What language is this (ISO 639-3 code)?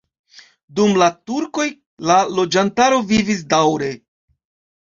epo